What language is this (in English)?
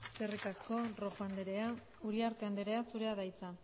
Basque